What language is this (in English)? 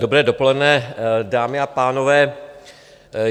Czech